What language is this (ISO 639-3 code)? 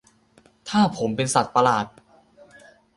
tha